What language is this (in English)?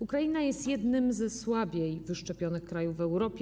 Polish